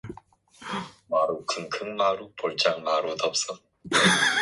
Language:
Korean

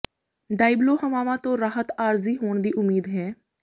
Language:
Punjabi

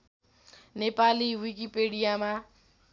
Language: Nepali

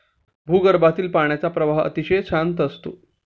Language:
Marathi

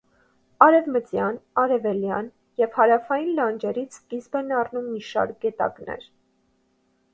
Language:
Armenian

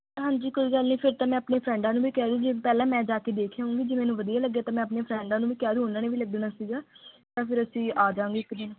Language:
Punjabi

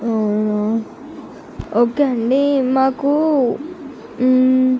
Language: Telugu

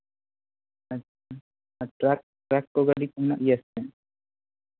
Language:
Santali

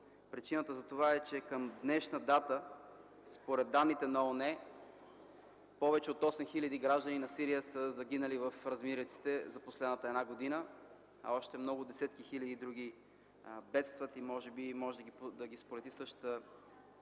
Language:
Bulgarian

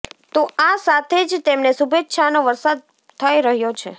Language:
Gujarati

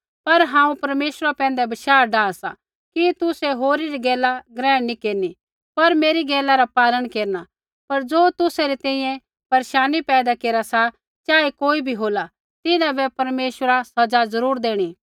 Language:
Kullu Pahari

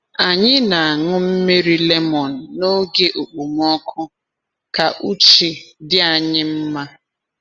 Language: Igbo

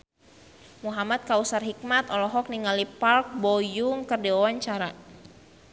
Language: Sundanese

